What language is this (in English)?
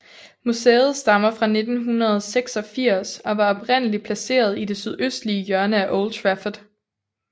Danish